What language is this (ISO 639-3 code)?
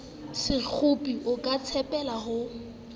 sot